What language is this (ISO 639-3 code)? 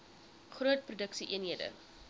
afr